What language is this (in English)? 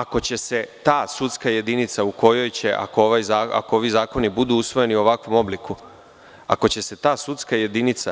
Serbian